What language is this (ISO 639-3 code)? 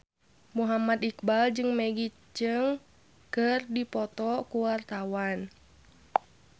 sun